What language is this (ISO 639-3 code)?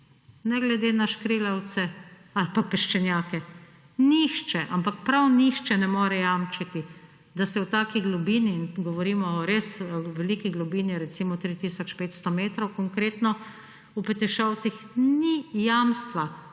slv